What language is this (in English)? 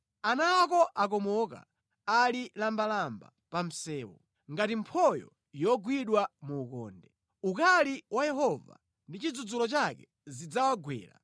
Nyanja